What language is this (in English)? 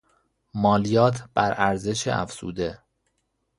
Persian